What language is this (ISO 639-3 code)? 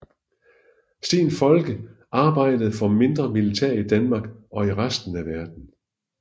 dan